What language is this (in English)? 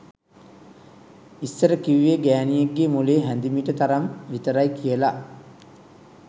Sinhala